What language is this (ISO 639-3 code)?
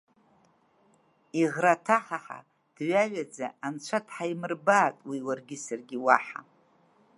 abk